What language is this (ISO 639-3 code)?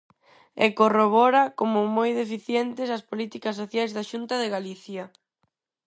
glg